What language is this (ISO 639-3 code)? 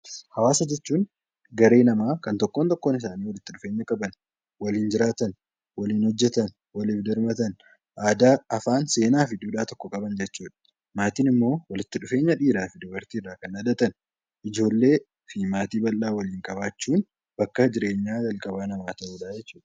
orm